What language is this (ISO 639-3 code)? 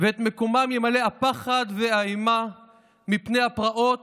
heb